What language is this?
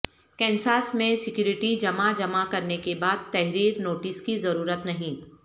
Urdu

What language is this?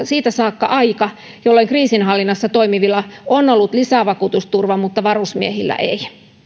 Finnish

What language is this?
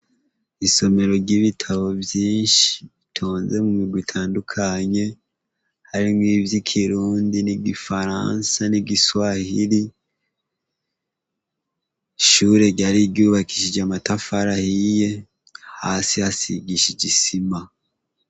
Rundi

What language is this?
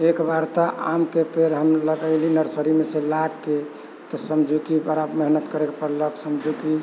Maithili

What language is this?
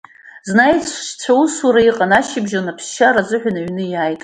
Abkhazian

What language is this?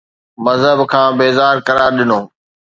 Sindhi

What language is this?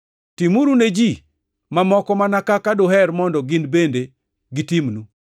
Luo (Kenya and Tanzania)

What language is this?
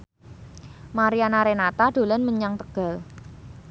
Javanese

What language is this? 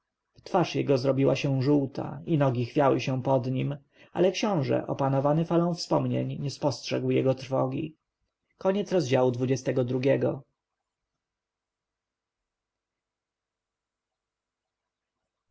Polish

